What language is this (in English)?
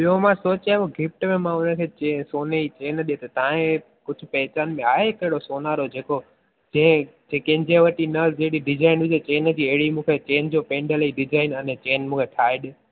Sindhi